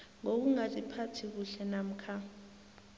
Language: South Ndebele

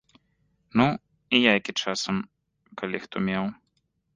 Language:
Belarusian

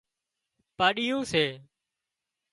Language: Wadiyara Koli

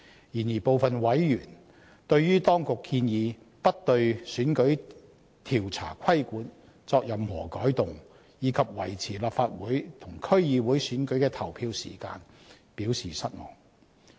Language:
Cantonese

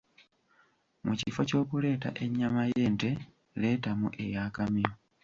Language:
Ganda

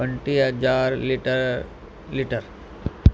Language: Sindhi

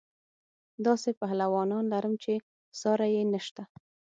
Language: Pashto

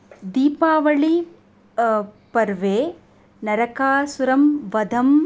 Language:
Sanskrit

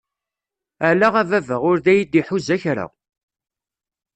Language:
Kabyle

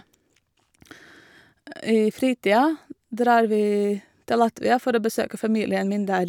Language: Norwegian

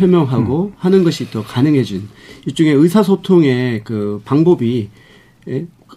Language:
Korean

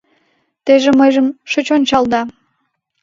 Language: Mari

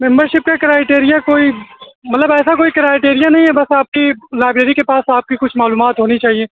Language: Urdu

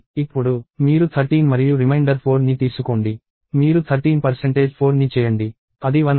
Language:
Telugu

